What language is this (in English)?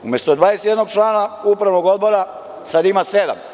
Serbian